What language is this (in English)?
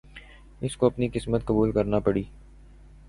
Urdu